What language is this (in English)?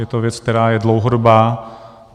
Czech